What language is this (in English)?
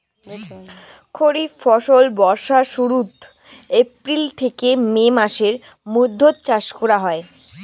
Bangla